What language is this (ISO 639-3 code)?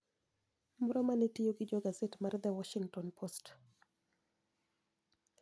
luo